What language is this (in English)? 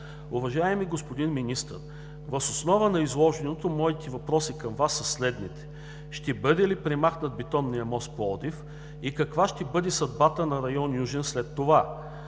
Bulgarian